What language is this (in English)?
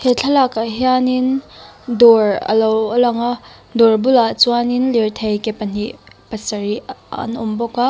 Mizo